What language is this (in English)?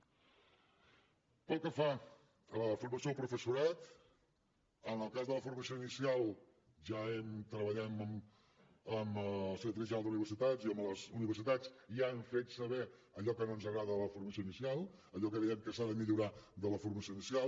Catalan